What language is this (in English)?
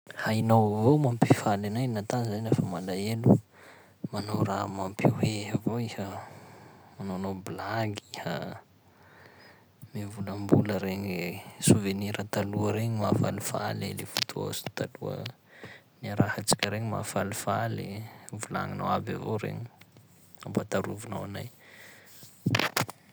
Sakalava Malagasy